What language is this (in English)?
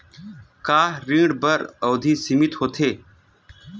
Chhattisgarhi